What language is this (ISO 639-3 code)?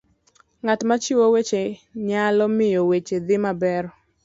luo